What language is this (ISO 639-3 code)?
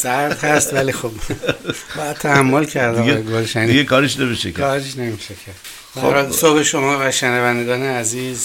fas